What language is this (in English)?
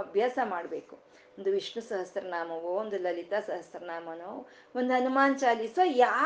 Kannada